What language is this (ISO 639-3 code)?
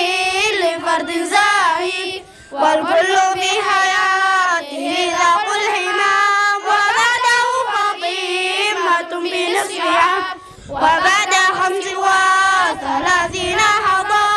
ara